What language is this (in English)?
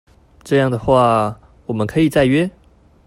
Chinese